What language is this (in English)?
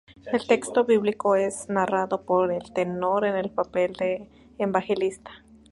Spanish